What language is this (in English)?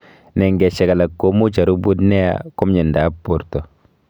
Kalenjin